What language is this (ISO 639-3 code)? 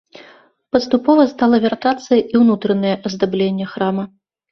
bel